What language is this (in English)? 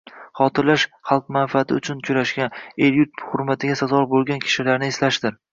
Uzbek